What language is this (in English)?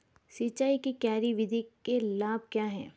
Hindi